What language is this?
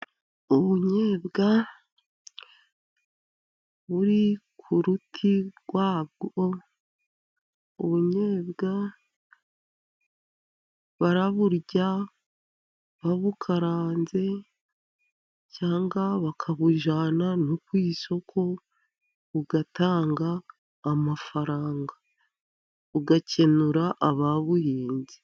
Kinyarwanda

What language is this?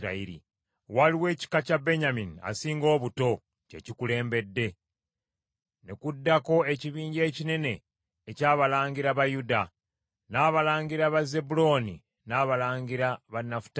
Ganda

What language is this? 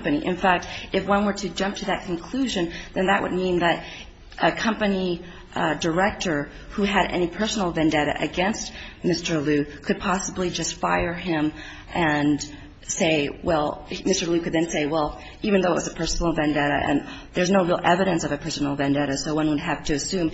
English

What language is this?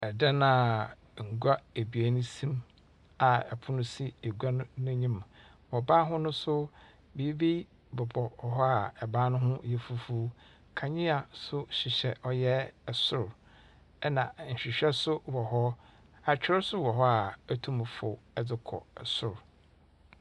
Akan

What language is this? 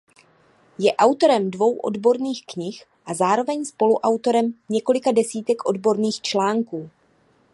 Czech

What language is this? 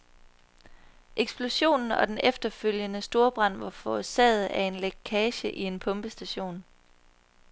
Danish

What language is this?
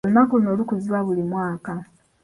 Ganda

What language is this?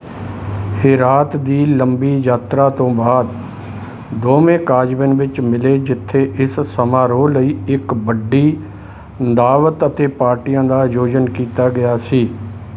Punjabi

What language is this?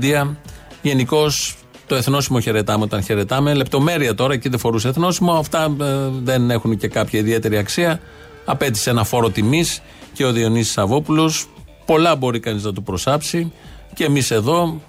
Greek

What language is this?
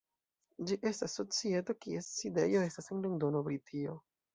Esperanto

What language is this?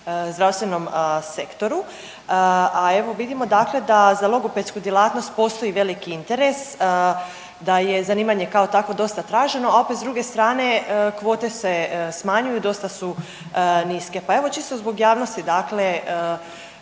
Croatian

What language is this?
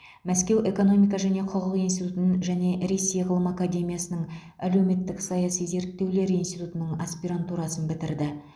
Kazakh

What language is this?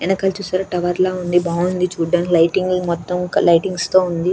Telugu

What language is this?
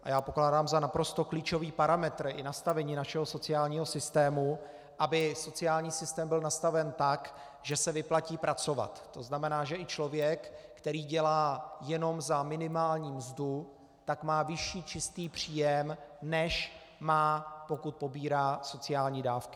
Czech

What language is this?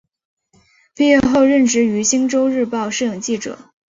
Chinese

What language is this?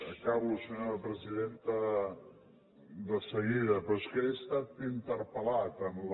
Catalan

